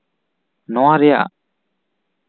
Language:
Santali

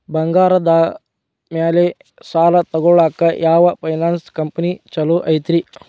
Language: Kannada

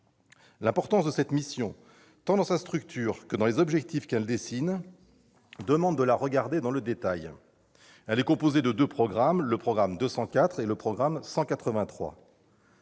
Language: French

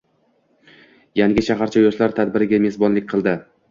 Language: Uzbek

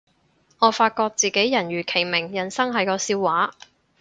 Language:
Cantonese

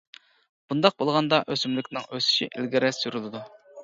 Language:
Uyghur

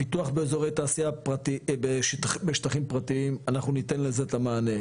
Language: Hebrew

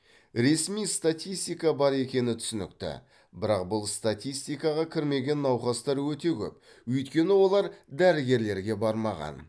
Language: Kazakh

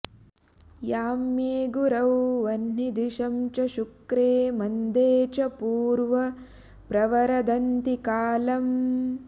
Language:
Sanskrit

